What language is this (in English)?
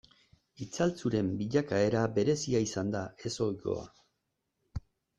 Basque